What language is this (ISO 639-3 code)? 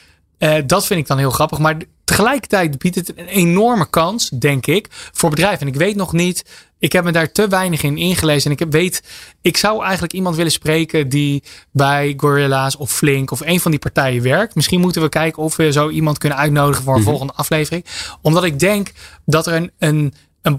nld